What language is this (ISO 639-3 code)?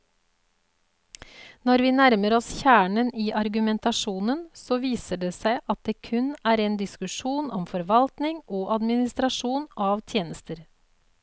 nor